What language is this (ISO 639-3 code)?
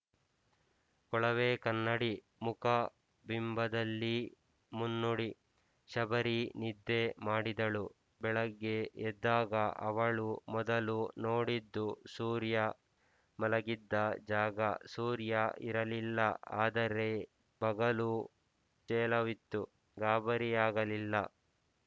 kan